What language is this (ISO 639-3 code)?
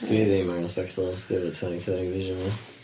cym